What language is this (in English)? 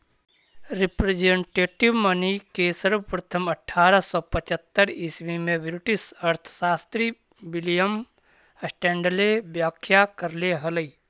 Magahi